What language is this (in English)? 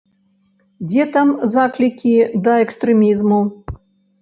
Belarusian